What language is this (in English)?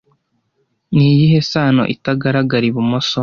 Kinyarwanda